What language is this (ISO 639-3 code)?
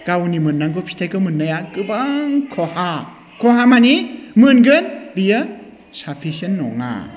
brx